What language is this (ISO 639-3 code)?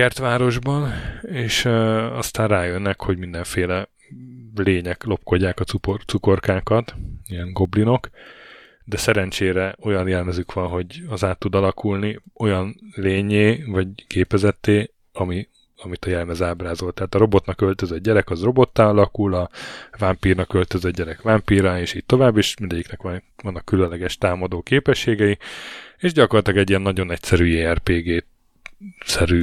hun